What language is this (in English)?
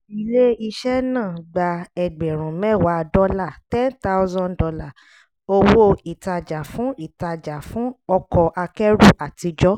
Yoruba